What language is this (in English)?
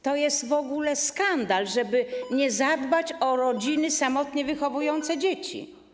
Polish